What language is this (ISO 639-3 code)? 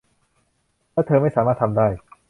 tha